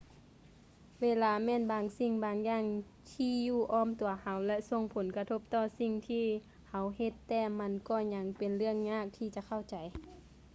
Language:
Lao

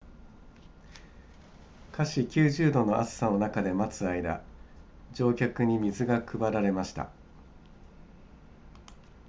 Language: Japanese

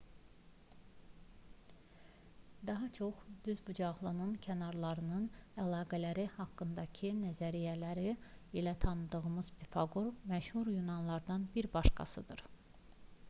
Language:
Azerbaijani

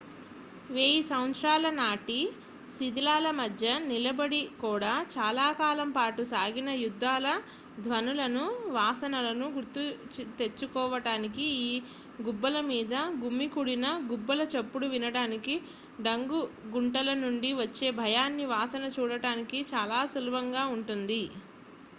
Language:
Telugu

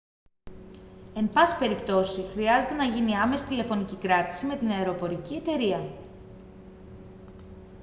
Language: Greek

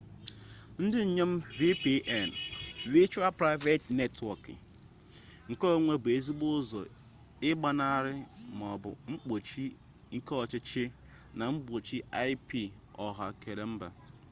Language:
Igbo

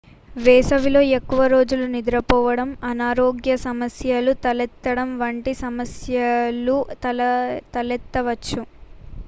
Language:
Telugu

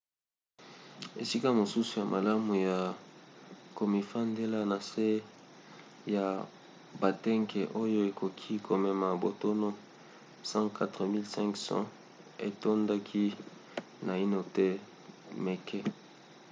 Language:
Lingala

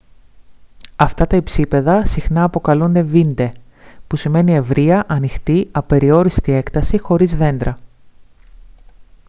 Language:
Greek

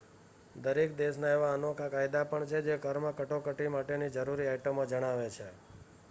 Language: Gujarati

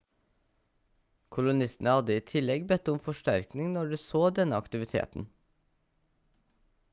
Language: Norwegian Bokmål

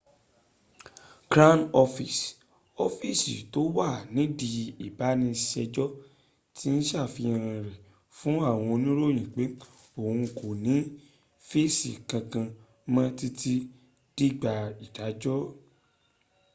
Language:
Yoruba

